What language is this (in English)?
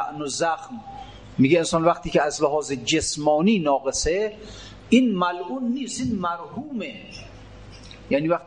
Persian